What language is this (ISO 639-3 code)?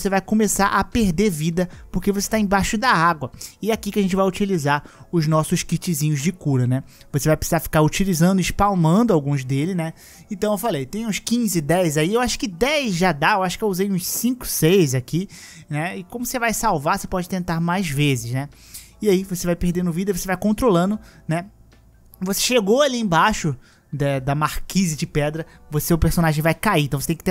por